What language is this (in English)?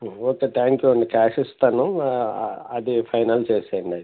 Telugu